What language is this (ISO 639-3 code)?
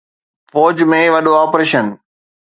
snd